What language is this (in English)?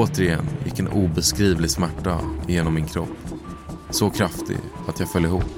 Swedish